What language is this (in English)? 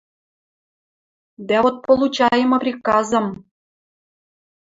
Western Mari